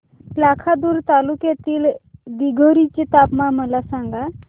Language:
Marathi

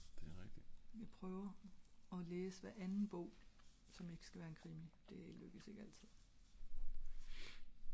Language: Danish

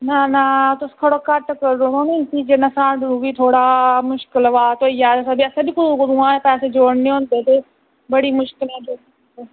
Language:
Dogri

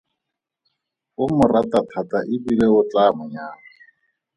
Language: Tswana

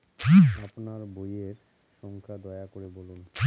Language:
Bangla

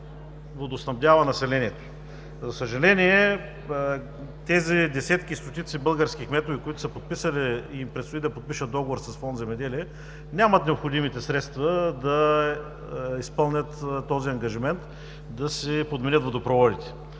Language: Bulgarian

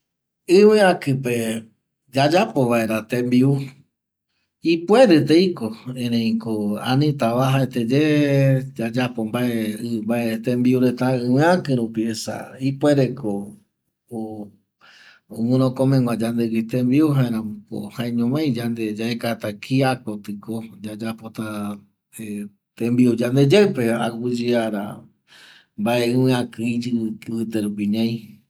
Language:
Eastern Bolivian Guaraní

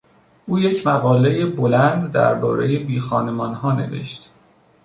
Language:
Persian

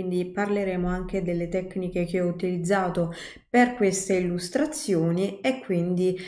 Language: Italian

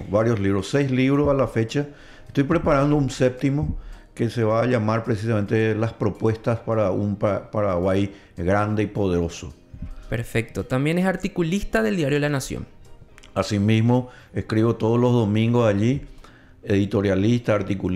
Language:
Spanish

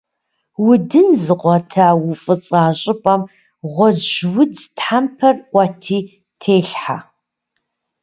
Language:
Kabardian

